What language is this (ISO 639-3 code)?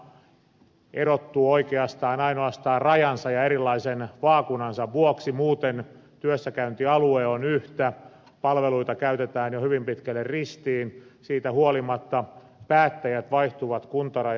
fin